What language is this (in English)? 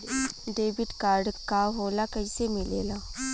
Bhojpuri